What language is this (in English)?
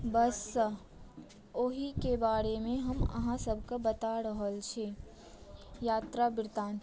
Maithili